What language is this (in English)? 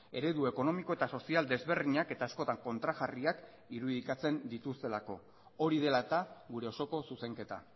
Basque